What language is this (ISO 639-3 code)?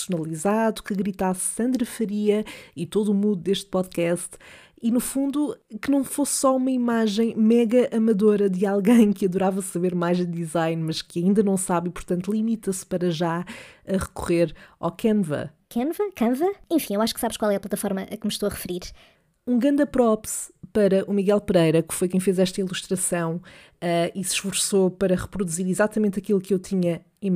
por